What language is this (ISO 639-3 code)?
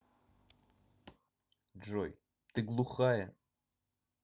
rus